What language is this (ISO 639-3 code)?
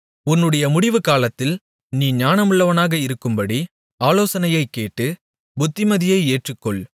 tam